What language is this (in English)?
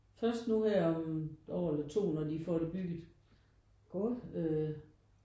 Danish